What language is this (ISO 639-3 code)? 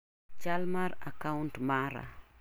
luo